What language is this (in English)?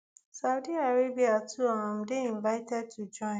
Nigerian Pidgin